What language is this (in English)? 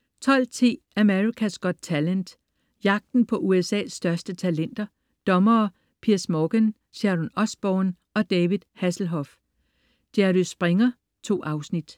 Danish